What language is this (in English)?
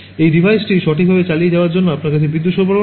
Bangla